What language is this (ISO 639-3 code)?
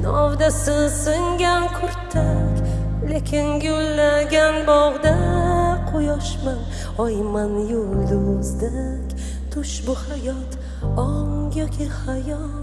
tur